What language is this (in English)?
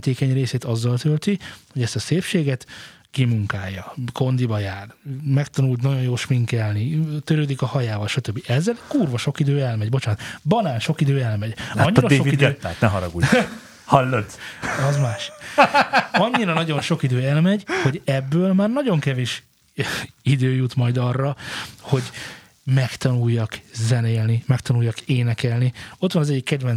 Hungarian